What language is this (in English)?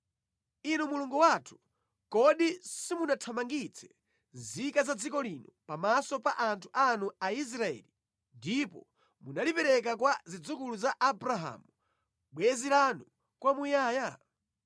Nyanja